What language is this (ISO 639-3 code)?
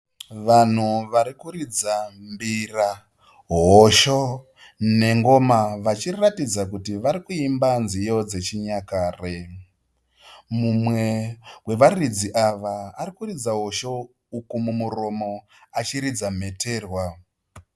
sna